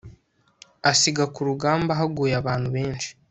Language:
Kinyarwanda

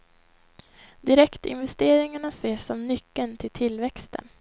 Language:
Swedish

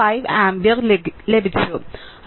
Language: Malayalam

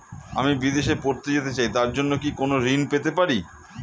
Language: Bangla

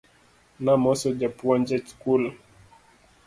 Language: Luo (Kenya and Tanzania)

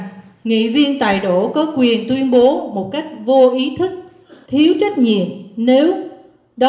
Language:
Vietnamese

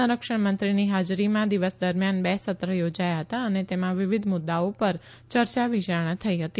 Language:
Gujarati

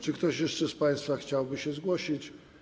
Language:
Polish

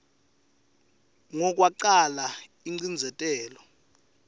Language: Swati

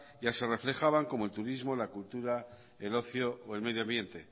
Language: Spanish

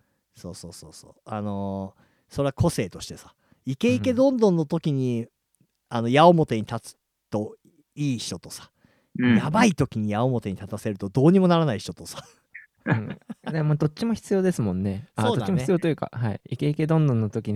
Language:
Japanese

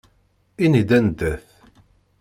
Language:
Kabyle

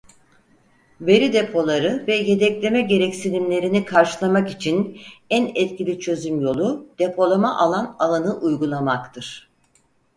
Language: Turkish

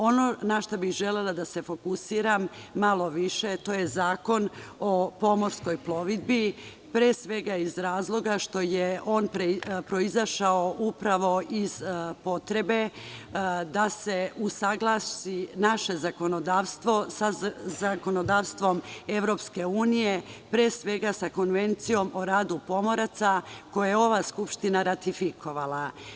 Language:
Serbian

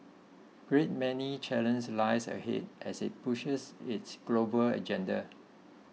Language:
English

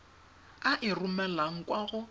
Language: Tswana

